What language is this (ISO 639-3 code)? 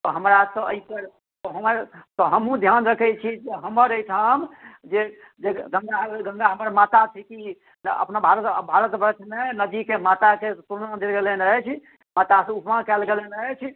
mai